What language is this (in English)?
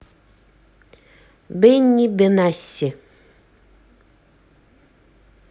Russian